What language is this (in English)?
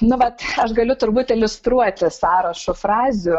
Lithuanian